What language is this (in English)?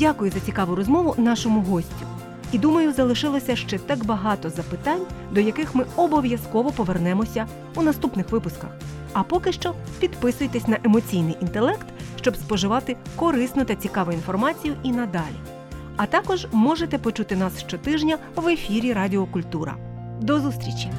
Ukrainian